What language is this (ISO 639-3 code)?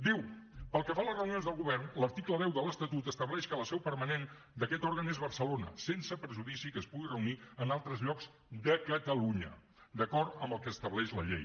cat